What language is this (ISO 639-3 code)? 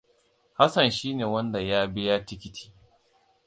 hau